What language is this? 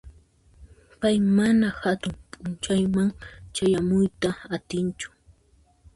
Puno Quechua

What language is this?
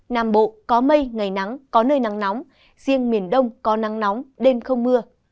Vietnamese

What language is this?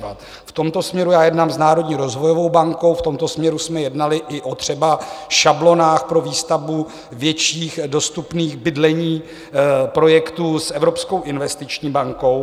Czech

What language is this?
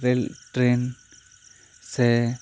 Santali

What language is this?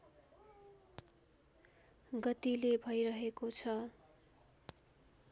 Nepali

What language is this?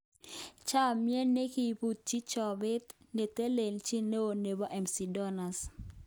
Kalenjin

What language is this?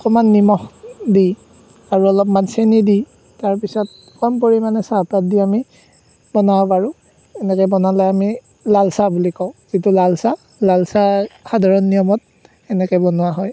Assamese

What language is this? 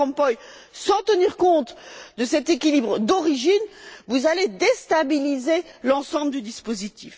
French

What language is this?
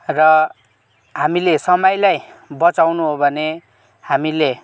Nepali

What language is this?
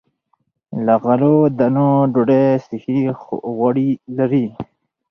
Pashto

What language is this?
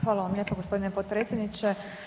Croatian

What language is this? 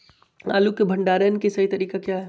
Magahi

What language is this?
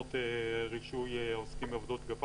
Hebrew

